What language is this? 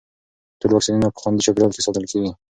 Pashto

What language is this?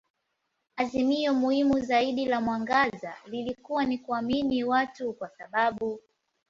Swahili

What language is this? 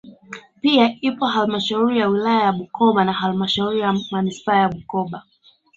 Swahili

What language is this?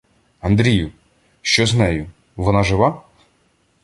Ukrainian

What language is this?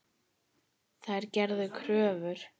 Icelandic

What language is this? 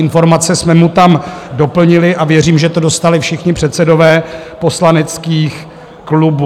Czech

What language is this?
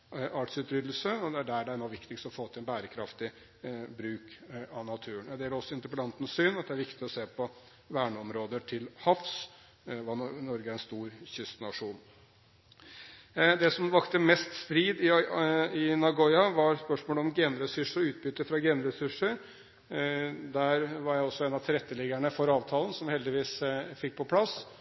Norwegian Bokmål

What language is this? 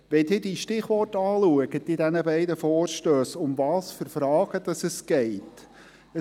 Swiss German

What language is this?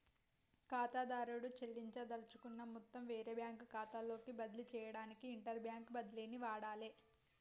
Telugu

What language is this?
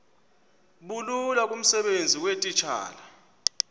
Xhosa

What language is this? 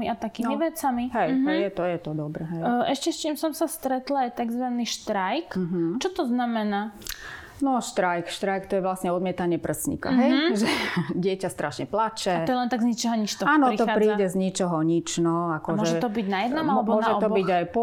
Slovak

